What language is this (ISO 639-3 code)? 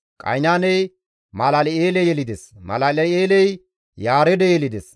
gmv